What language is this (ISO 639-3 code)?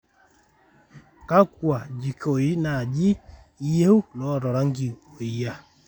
mas